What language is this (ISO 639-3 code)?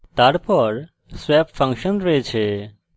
ben